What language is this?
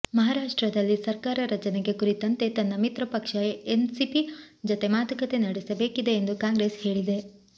Kannada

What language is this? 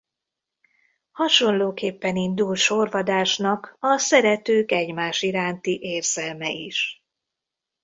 Hungarian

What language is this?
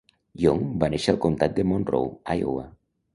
Catalan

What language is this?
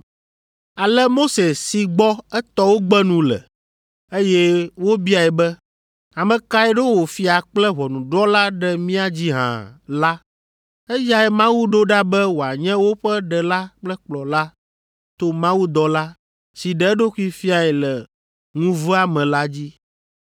Ewe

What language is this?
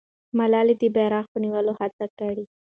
Pashto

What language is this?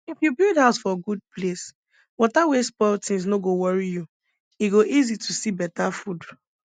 Nigerian Pidgin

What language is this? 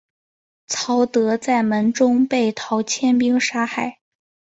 Chinese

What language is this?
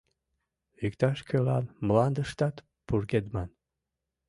Mari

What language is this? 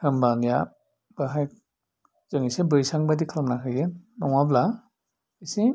Bodo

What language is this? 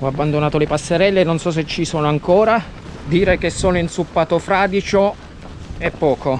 Italian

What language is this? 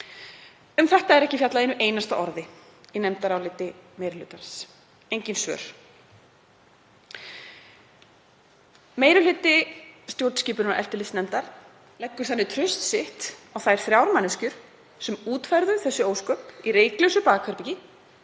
Icelandic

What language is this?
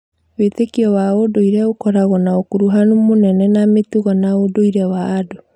Kikuyu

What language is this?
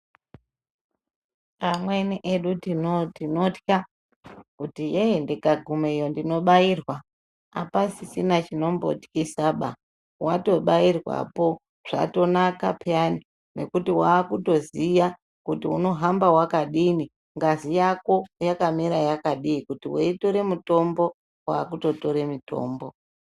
Ndau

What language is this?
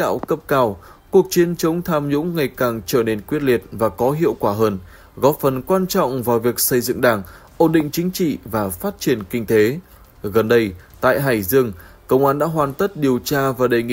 Vietnamese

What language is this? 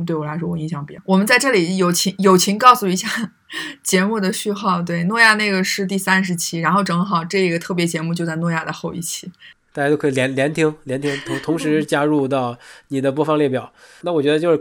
Chinese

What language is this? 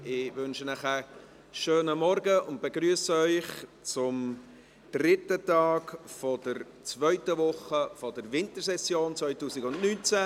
Swiss German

